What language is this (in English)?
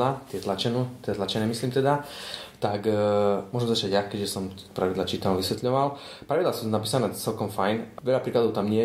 Slovak